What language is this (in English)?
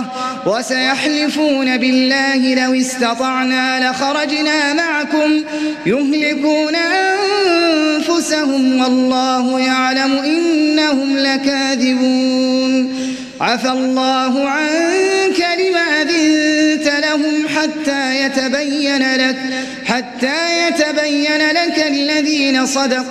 Arabic